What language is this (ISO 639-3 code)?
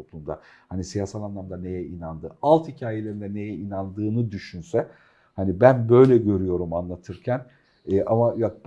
tur